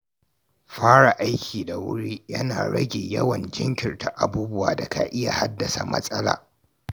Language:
Hausa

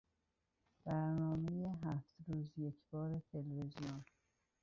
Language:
Persian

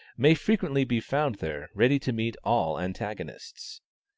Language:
English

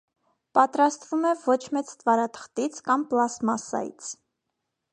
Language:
Armenian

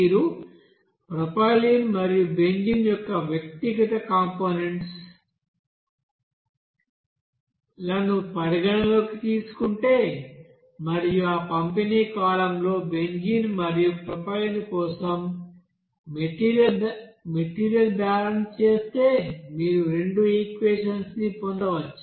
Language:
Telugu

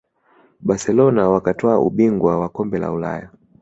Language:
Swahili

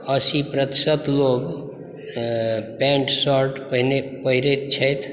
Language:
Maithili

